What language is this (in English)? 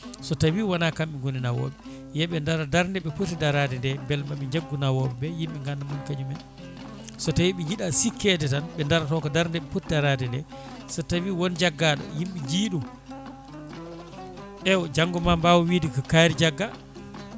Fula